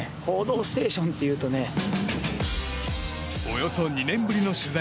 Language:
Japanese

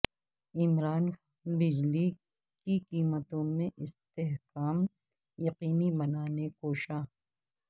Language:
Urdu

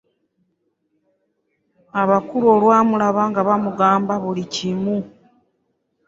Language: Ganda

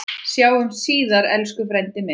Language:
Icelandic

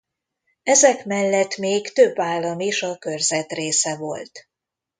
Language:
Hungarian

